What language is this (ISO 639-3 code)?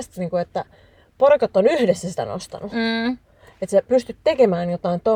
fin